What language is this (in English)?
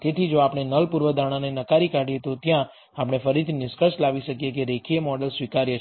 Gujarati